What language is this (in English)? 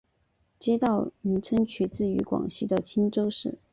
Chinese